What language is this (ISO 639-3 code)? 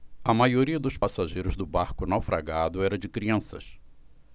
por